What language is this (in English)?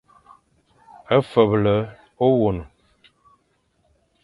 Fang